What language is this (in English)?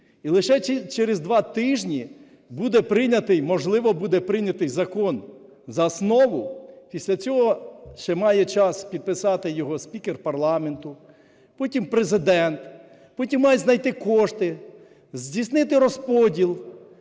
Ukrainian